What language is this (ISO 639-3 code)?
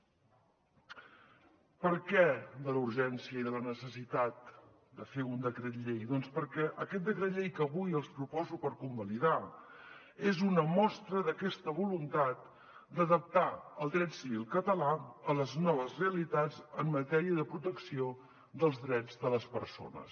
cat